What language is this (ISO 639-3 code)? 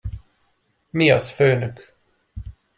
hun